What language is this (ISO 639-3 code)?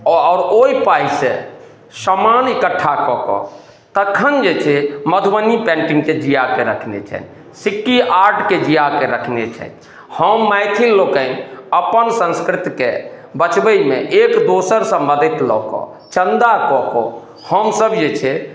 mai